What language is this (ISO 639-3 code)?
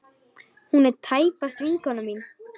isl